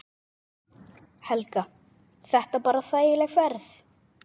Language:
Icelandic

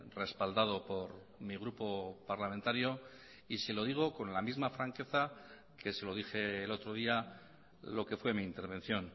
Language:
Spanish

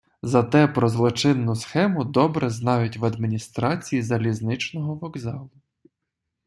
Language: Ukrainian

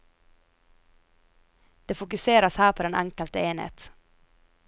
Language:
Norwegian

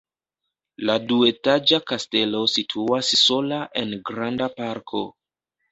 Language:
Esperanto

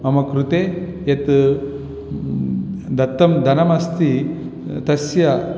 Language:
Sanskrit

